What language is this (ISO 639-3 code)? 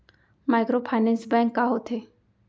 hne